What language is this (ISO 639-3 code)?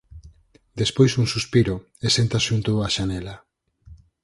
glg